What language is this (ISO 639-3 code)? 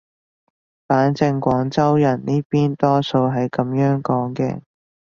yue